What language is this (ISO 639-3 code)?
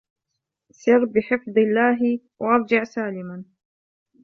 ara